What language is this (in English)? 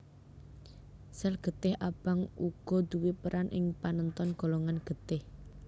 Javanese